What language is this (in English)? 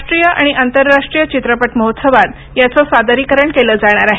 Marathi